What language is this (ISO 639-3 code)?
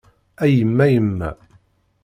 kab